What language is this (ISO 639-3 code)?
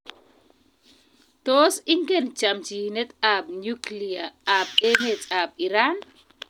kln